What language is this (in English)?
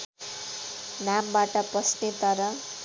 Nepali